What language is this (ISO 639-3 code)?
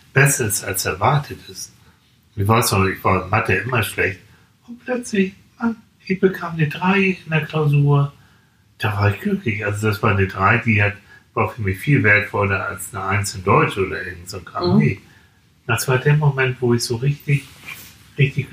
deu